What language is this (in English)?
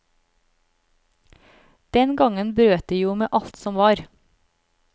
Norwegian